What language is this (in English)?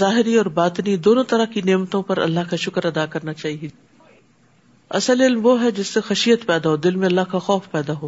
Urdu